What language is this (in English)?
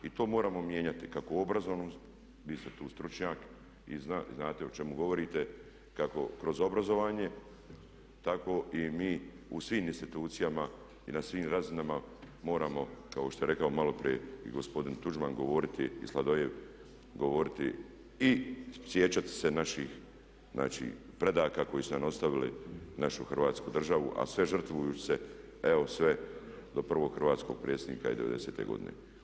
Croatian